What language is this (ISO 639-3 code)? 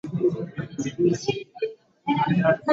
swa